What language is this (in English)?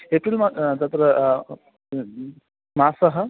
Sanskrit